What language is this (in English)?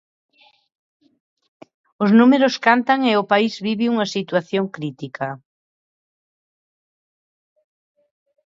Galician